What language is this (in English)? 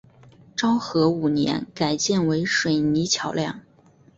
Chinese